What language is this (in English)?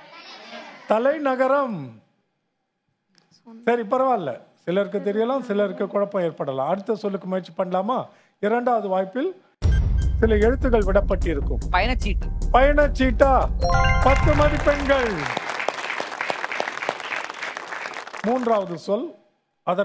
Tamil